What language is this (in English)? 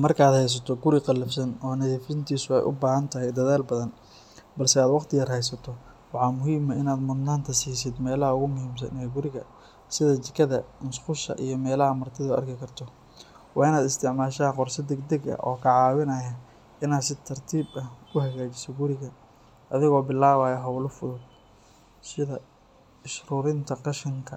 Somali